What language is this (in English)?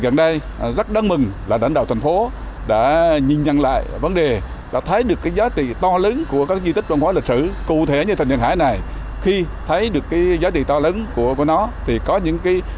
Vietnamese